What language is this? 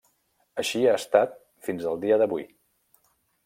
Catalan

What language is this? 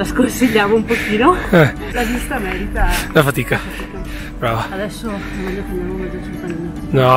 Italian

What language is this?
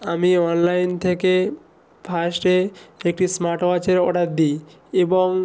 Bangla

